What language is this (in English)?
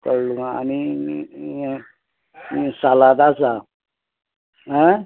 Konkani